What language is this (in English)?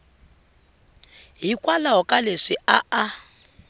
Tsonga